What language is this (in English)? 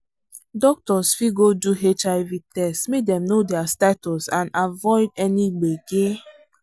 Nigerian Pidgin